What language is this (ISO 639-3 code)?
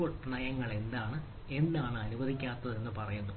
mal